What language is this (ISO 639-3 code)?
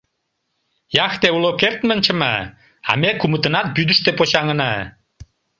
chm